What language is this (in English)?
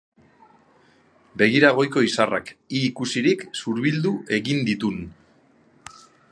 Basque